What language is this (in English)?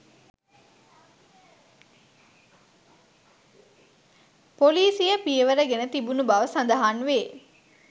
Sinhala